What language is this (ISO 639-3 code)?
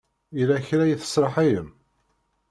kab